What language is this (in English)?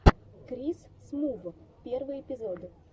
Russian